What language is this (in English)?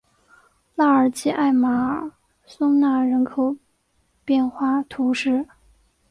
Chinese